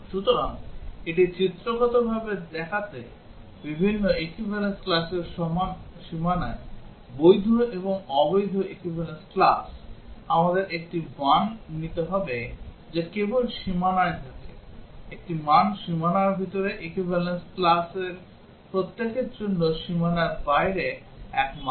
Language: Bangla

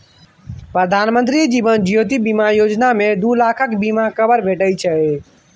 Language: Maithili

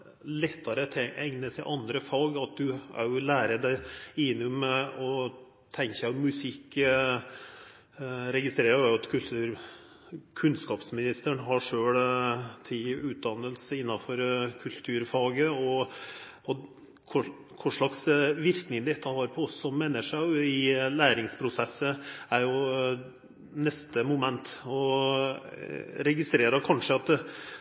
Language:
Norwegian Nynorsk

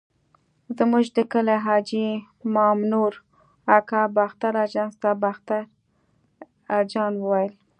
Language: Pashto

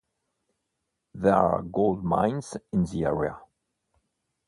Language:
English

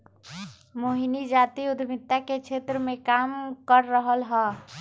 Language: Magahi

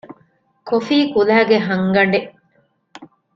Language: Divehi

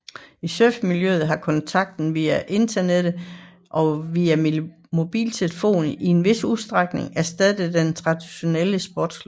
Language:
Danish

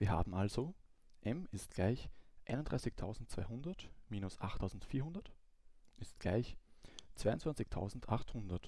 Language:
German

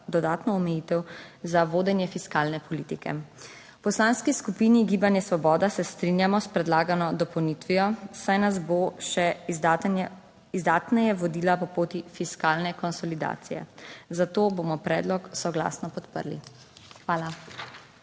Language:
Slovenian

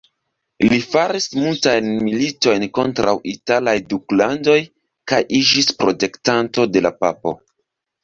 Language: Esperanto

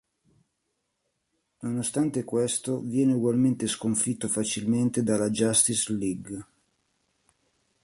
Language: Italian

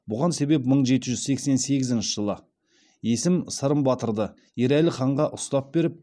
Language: Kazakh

